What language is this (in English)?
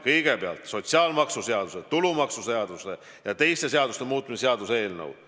Estonian